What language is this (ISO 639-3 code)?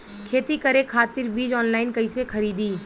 bho